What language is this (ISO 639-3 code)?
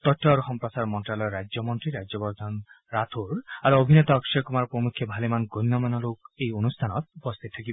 asm